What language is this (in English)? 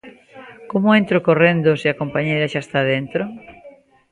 Galician